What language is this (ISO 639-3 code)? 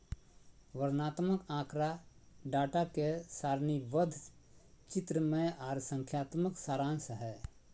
mag